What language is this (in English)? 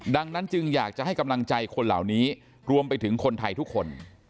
Thai